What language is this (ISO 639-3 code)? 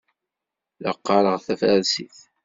kab